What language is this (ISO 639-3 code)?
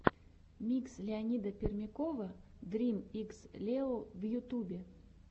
rus